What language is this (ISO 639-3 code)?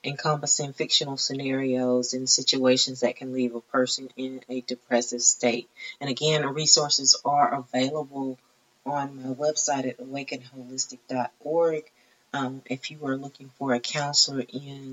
eng